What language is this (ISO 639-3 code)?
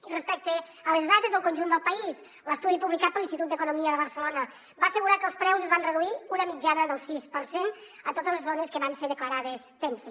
cat